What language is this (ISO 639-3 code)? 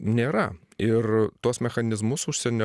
lit